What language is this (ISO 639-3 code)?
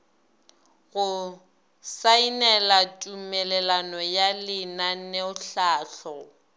nso